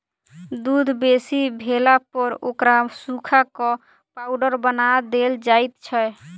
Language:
Maithili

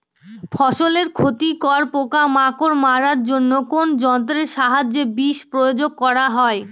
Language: Bangla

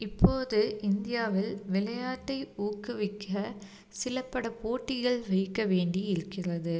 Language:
Tamil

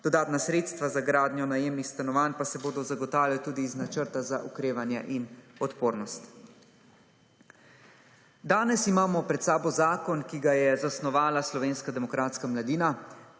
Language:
Slovenian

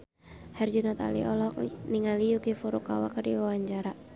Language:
Sundanese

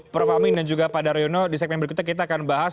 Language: Indonesian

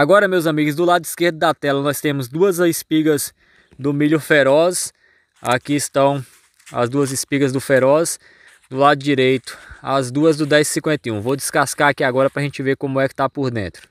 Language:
Portuguese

